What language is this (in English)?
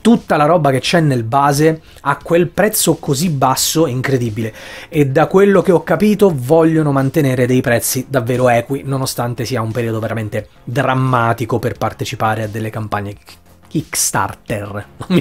Italian